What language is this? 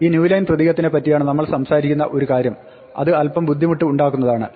Malayalam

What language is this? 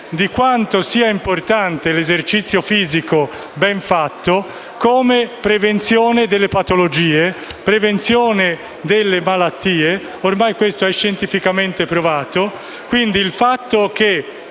Italian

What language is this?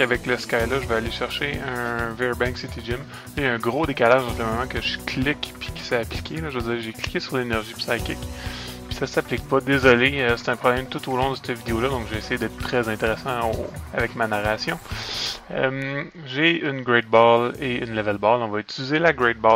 French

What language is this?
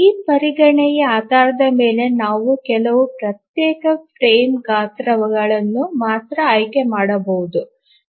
Kannada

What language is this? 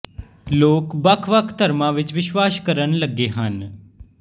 Punjabi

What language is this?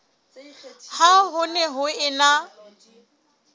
Southern Sotho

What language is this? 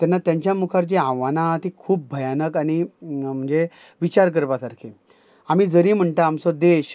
Konkani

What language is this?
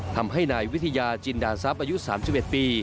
Thai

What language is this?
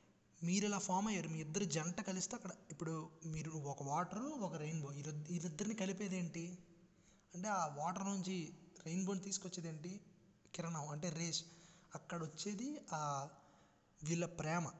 Telugu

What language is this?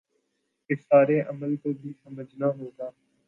Urdu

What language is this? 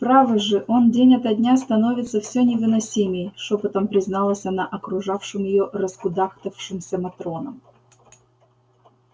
Russian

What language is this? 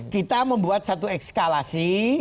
Indonesian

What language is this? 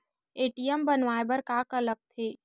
Chhattisgarhi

